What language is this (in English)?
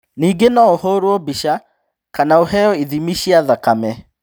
Kikuyu